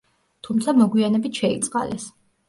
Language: Georgian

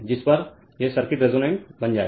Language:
Hindi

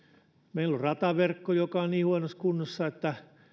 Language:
Finnish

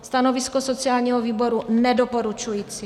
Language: Czech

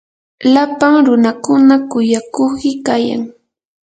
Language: Yanahuanca Pasco Quechua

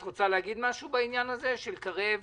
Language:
Hebrew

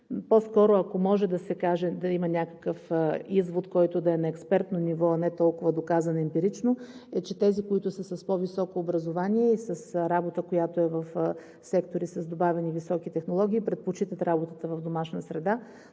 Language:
Bulgarian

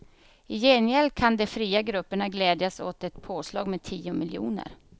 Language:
Swedish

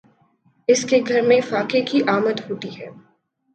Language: Urdu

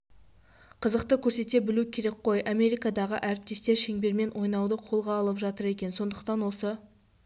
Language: Kazakh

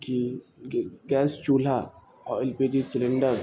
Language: Urdu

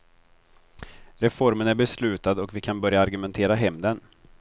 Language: Swedish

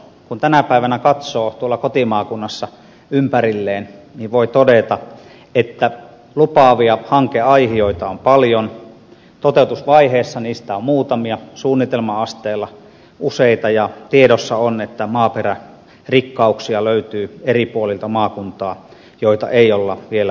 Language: Finnish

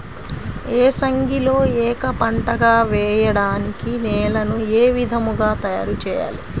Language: Telugu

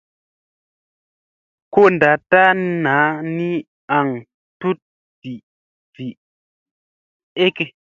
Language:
Musey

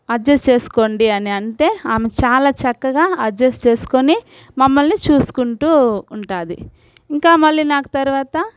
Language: Telugu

